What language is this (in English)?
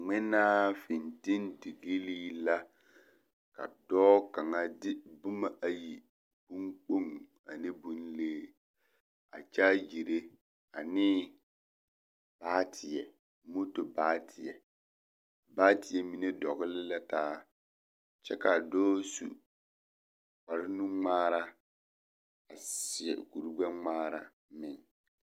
Southern Dagaare